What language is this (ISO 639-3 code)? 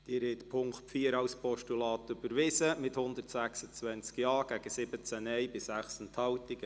gsw